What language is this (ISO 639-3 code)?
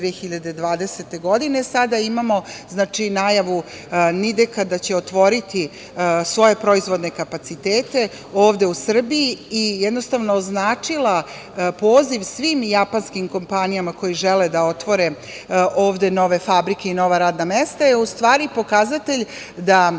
srp